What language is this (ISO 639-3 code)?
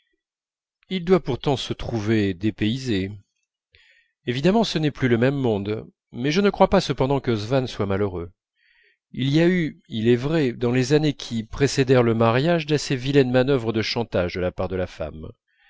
fra